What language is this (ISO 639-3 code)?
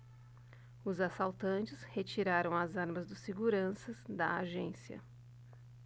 por